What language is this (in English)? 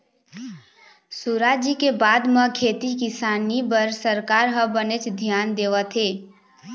Chhattisgarhi